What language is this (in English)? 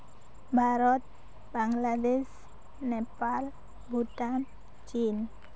Santali